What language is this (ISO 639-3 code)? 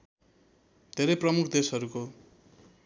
nep